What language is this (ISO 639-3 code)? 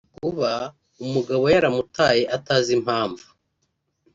kin